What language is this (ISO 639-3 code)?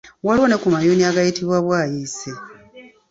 lug